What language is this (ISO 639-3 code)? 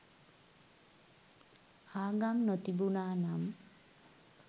sin